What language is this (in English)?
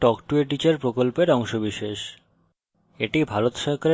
Bangla